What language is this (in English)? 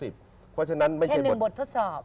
Thai